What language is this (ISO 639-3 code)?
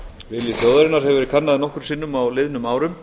isl